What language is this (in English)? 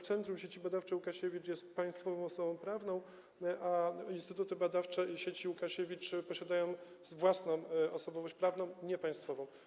Polish